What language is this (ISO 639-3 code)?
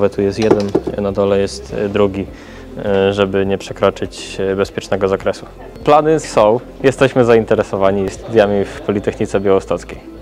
pol